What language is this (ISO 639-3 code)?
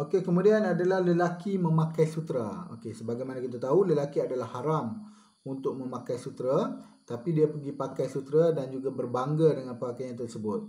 msa